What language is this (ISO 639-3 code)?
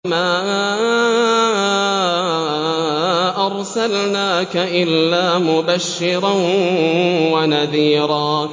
ara